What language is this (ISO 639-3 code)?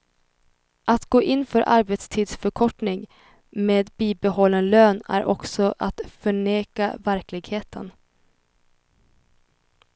swe